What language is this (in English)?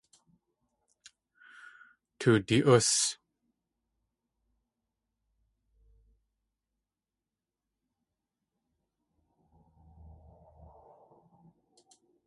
Tlingit